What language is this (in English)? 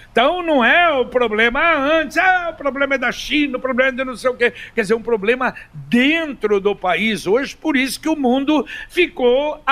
Portuguese